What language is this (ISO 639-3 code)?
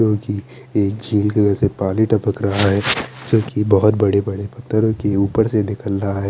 hin